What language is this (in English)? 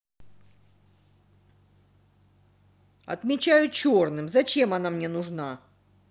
Russian